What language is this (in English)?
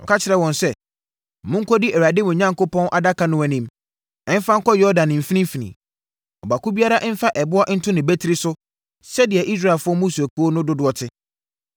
Akan